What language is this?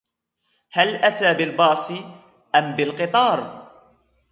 Arabic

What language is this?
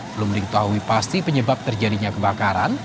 Indonesian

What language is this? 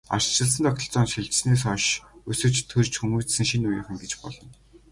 Mongolian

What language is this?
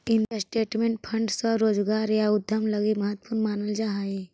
Magahi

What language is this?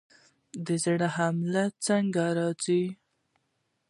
Pashto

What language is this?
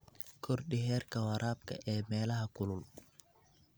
Somali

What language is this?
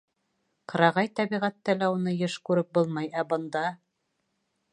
Bashkir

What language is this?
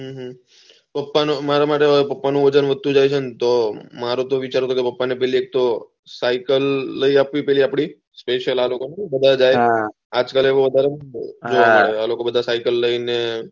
Gujarati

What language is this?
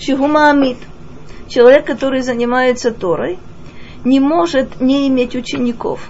Russian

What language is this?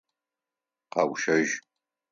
Adyghe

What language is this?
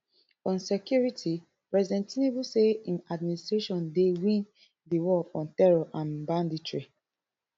Nigerian Pidgin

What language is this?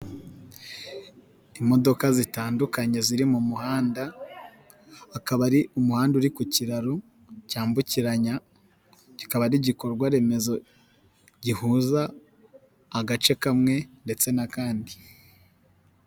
Kinyarwanda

